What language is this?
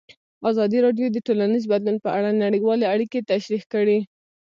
Pashto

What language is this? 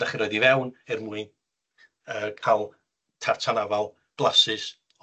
Welsh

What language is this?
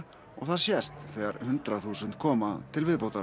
Icelandic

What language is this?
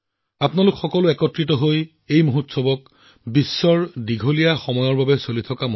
Assamese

